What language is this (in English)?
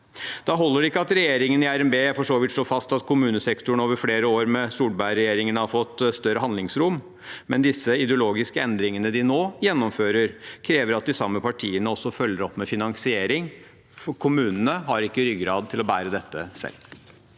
Norwegian